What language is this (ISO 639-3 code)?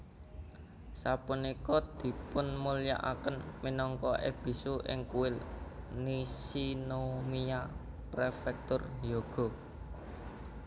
jav